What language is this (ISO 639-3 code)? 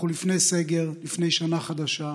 heb